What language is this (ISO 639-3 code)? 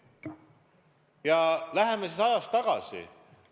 est